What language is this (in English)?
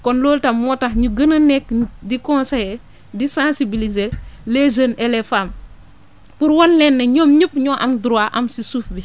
Wolof